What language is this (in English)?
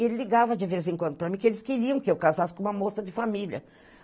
Portuguese